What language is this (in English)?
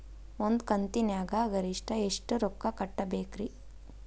Kannada